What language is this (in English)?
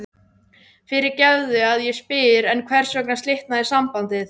Icelandic